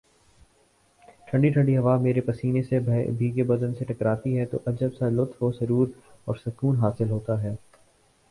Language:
Urdu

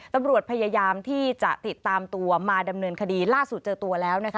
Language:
Thai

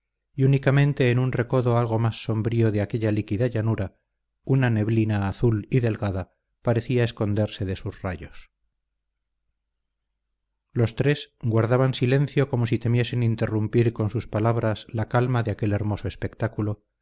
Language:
Spanish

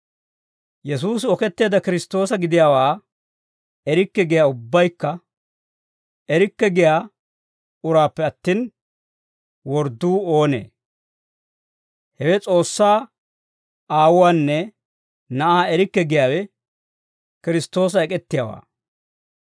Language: Dawro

